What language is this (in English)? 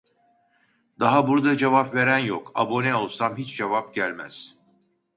Turkish